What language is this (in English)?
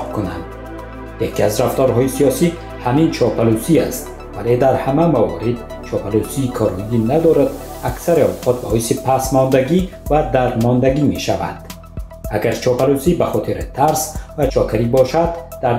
Persian